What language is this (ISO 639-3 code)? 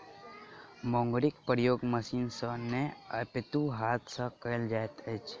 mai